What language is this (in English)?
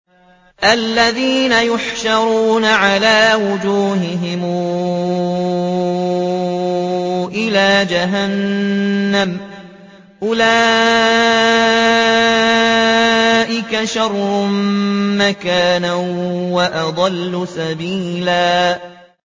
Arabic